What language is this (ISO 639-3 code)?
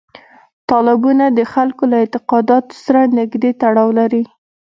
pus